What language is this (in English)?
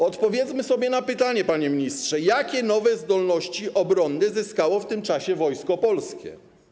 Polish